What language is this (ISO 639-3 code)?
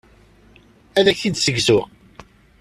kab